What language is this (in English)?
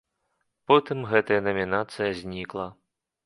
Belarusian